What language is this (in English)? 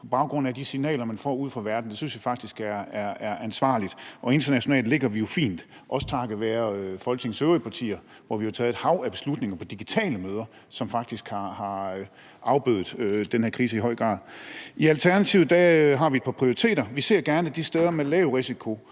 Danish